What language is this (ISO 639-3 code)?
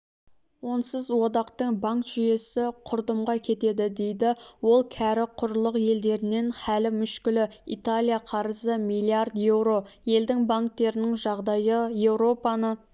kaz